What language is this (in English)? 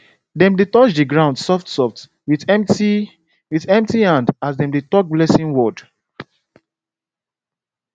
Nigerian Pidgin